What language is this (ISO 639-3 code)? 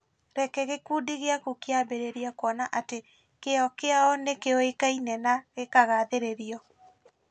kik